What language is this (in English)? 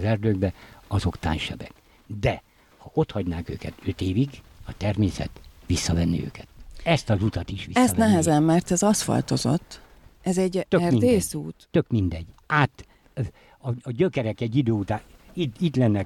Hungarian